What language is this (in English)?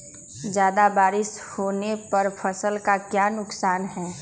Magahi